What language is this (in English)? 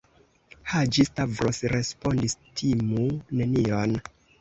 Esperanto